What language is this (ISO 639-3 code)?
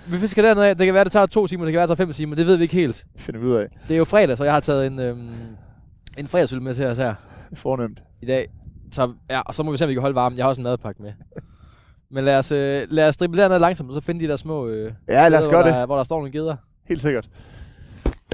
dan